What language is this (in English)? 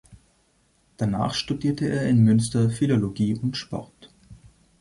German